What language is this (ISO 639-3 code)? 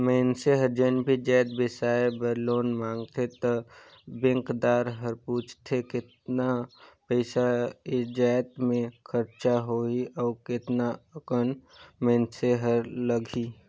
hne